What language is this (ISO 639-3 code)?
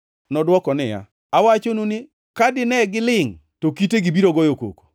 luo